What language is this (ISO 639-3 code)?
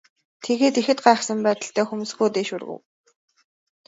mon